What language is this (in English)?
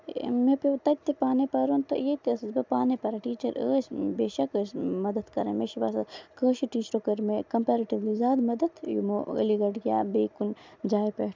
Kashmiri